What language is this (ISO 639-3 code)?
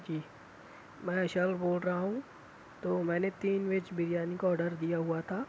urd